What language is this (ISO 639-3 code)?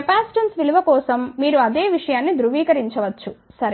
tel